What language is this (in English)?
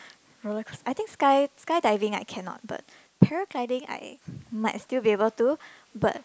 English